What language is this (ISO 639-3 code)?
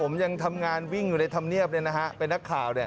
tha